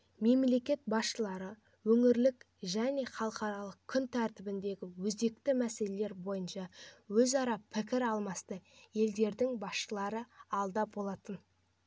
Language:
Kazakh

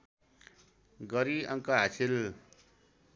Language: Nepali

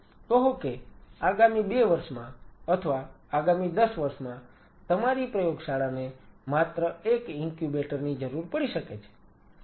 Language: Gujarati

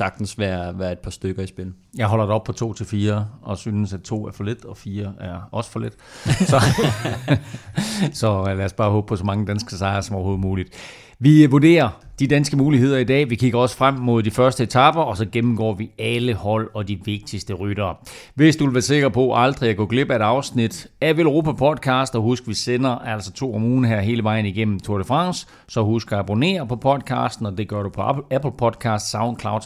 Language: Danish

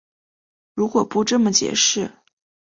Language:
Chinese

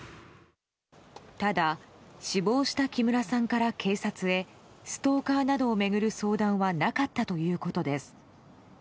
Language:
Japanese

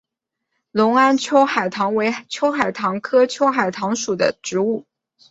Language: Chinese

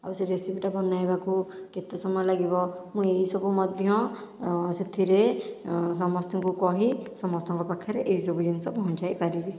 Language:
Odia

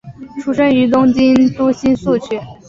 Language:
Chinese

